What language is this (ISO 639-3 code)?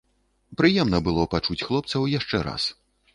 bel